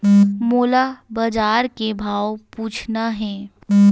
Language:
Chhattisgarhi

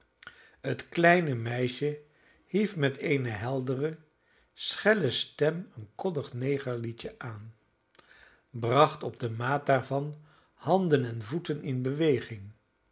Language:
Dutch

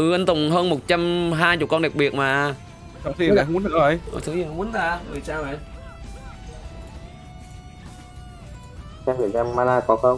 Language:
Vietnamese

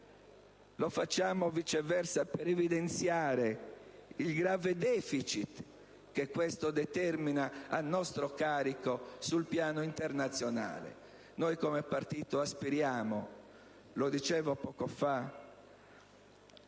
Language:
Italian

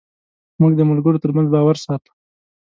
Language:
Pashto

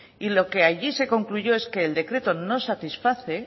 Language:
Spanish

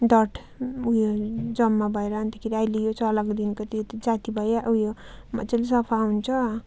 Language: Nepali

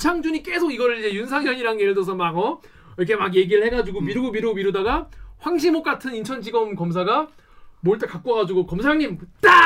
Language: Korean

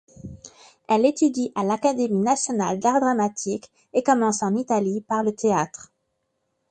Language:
French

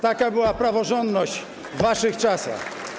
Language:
Polish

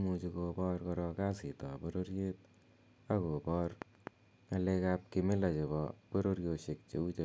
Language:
Kalenjin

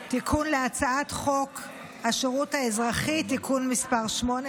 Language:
Hebrew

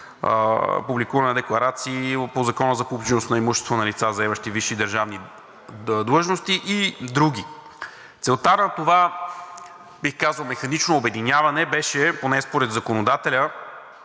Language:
Bulgarian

